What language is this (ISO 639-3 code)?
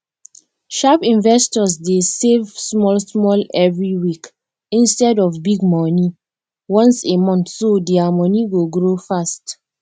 pcm